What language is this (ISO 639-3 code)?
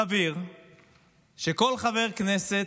heb